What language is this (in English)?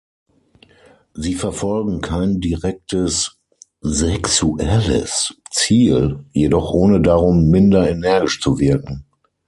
German